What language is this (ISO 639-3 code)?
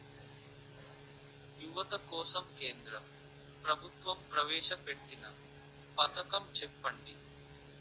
tel